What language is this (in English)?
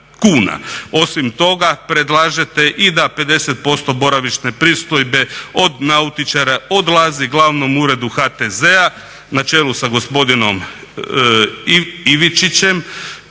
Croatian